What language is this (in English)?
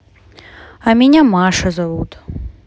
Russian